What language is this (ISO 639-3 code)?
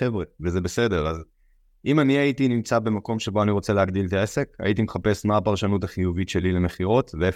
heb